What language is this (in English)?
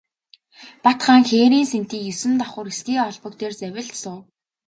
Mongolian